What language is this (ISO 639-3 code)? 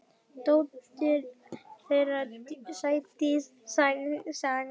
isl